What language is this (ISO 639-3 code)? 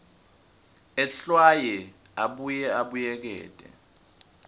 ssw